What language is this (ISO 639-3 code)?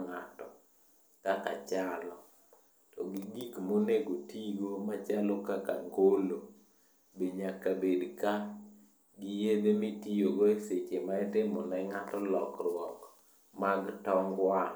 luo